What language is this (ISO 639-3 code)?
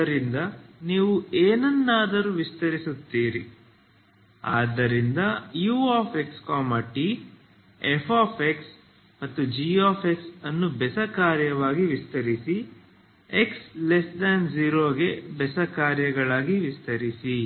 kan